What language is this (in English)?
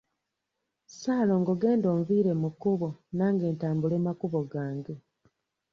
Ganda